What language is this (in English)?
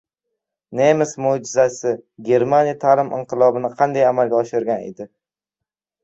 Uzbek